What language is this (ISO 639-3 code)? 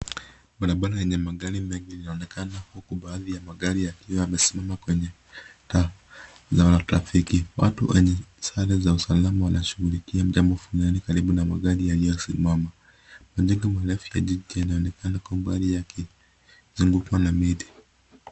swa